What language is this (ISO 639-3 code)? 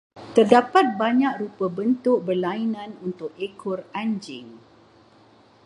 msa